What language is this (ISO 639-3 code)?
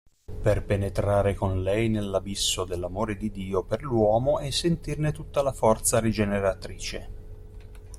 ita